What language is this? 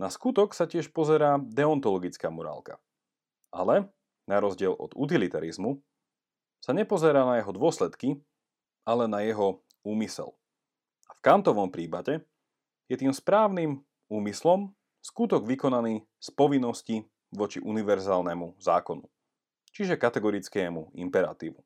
Slovak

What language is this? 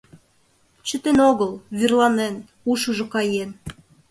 Mari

